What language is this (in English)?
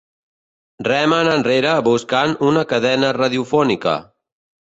Catalan